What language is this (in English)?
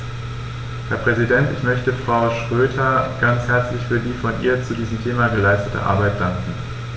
German